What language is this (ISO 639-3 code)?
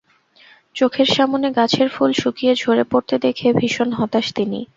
ben